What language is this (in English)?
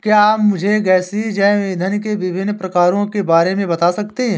Hindi